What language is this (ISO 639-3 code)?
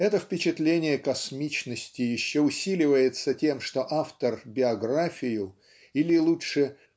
rus